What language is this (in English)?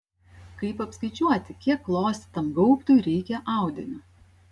Lithuanian